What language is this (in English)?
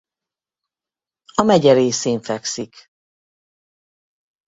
Hungarian